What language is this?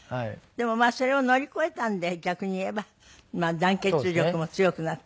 Japanese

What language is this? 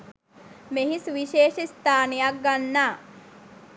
Sinhala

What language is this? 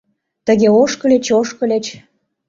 Mari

